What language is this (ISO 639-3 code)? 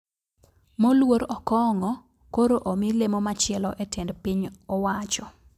luo